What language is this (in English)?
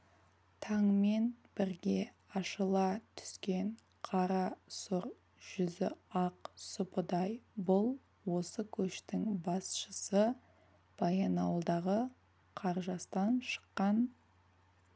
Kazakh